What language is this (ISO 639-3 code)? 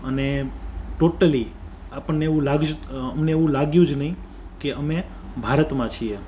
guj